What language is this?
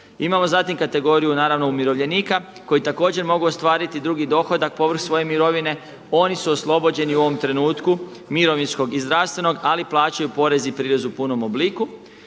Croatian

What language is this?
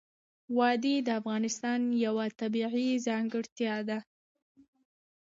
Pashto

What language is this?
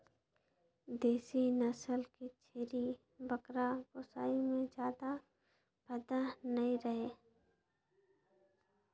Chhattisgarhi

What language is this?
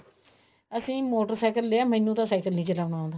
Punjabi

